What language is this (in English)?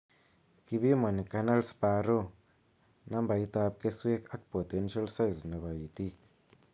Kalenjin